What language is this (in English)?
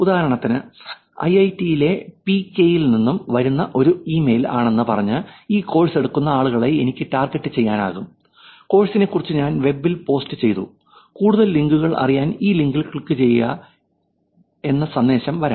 Malayalam